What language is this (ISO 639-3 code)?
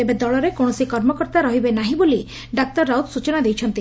ori